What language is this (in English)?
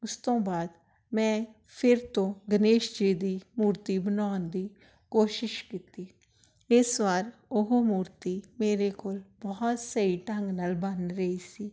Punjabi